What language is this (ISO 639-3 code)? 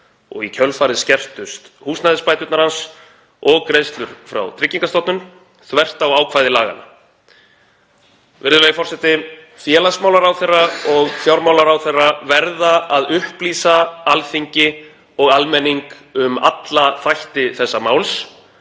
isl